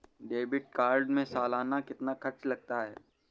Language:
Hindi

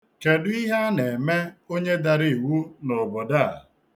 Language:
Igbo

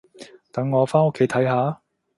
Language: Cantonese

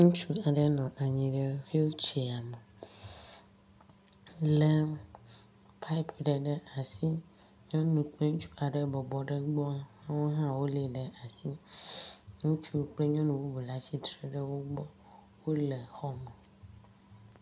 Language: Ewe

